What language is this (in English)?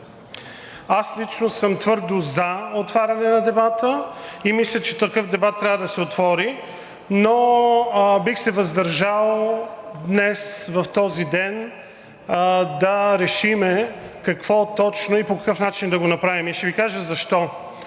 Bulgarian